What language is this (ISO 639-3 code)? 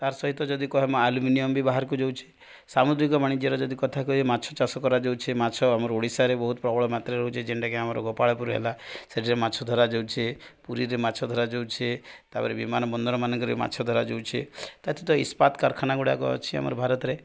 ori